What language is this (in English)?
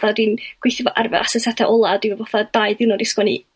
Welsh